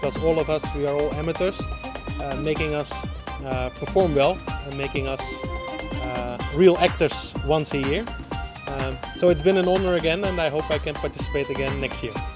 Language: Bangla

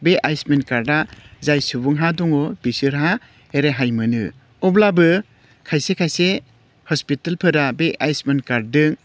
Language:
Bodo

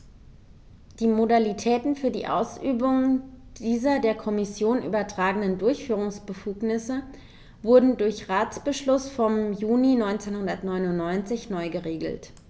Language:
German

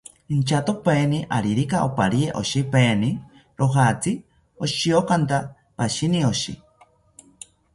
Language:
South Ucayali Ashéninka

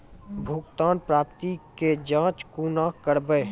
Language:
Maithili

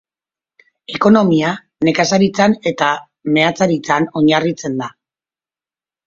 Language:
Basque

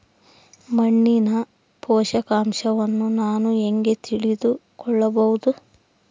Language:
Kannada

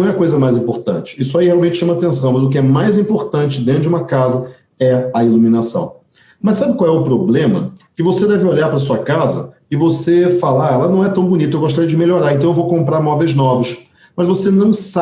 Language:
Portuguese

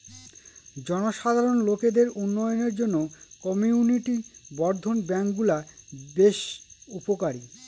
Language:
Bangla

